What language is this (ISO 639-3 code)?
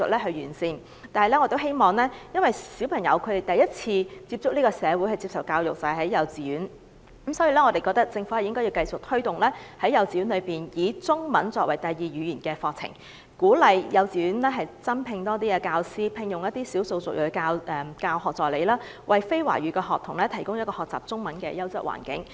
yue